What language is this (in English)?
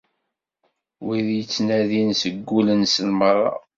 Kabyle